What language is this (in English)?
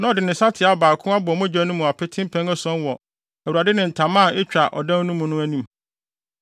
Akan